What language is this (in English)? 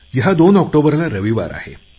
Marathi